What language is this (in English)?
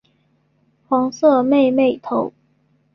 Chinese